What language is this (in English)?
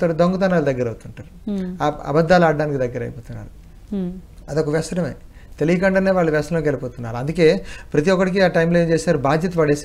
Telugu